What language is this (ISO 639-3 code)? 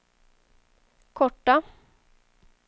swe